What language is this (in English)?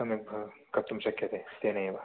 Sanskrit